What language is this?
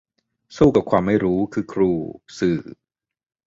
Thai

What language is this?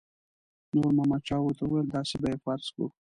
Pashto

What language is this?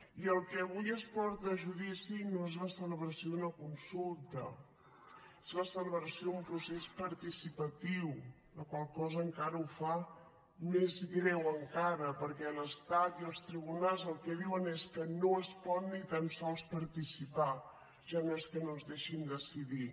Catalan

